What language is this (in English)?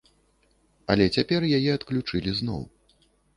Belarusian